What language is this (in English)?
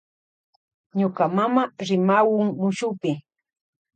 Loja Highland Quichua